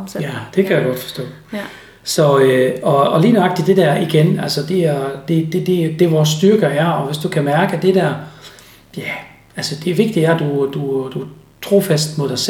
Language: Danish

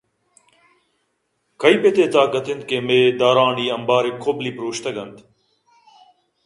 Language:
Eastern Balochi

